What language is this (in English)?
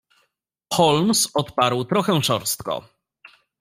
Polish